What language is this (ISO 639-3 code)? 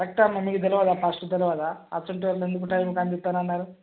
tel